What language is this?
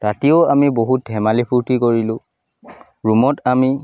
Assamese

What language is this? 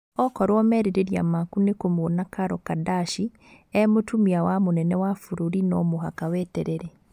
Kikuyu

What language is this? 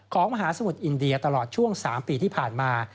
Thai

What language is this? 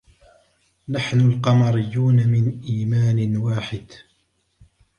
Arabic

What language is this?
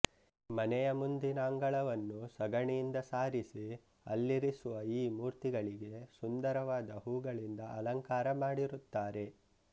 Kannada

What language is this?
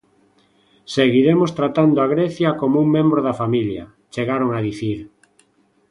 Galician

